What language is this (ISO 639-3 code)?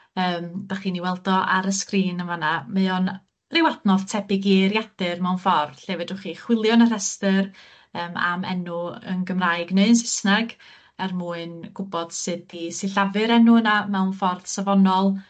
cym